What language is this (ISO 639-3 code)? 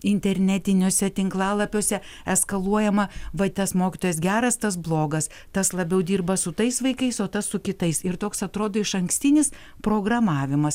lit